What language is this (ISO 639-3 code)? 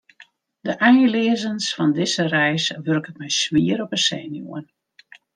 fry